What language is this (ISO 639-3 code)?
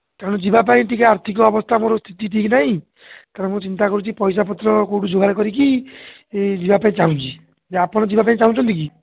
ori